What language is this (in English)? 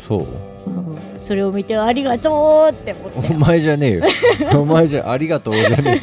Japanese